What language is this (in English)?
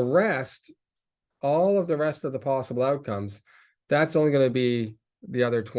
English